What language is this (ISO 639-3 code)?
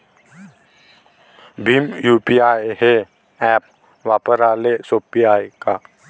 mar